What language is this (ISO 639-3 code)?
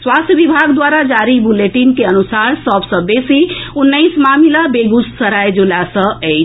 mai